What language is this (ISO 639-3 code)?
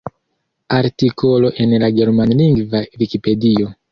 epo